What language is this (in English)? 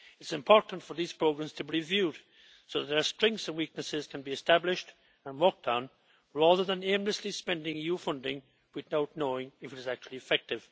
English